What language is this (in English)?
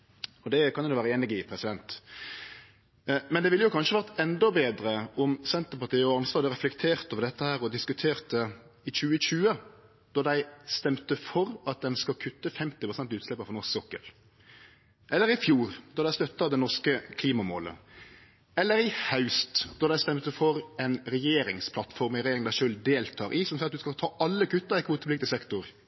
Norwegian Nynorsk